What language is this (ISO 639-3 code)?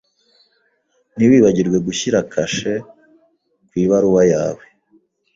kin